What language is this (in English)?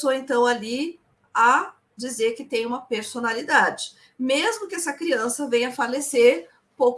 Portuguese